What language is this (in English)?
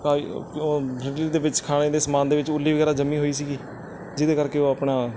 Punjabi